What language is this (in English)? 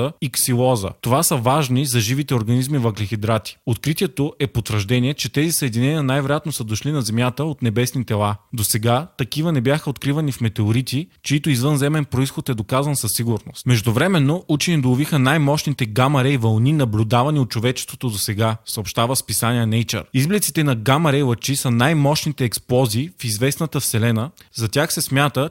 Bulgarian